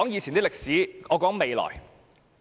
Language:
Cantonese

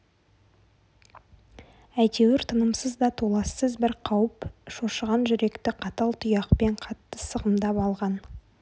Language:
Kazakh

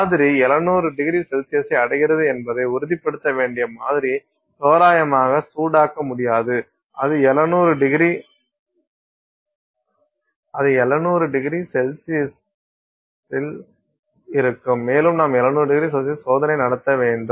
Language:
Tamil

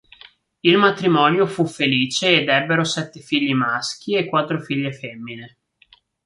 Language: Italian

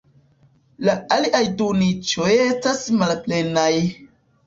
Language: Esperanto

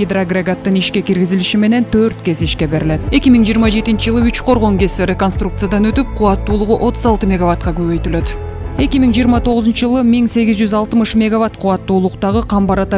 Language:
Turkish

